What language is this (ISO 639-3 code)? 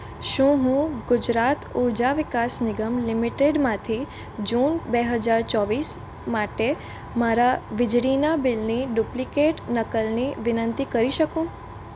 guj